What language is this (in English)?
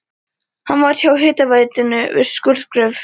Icelandic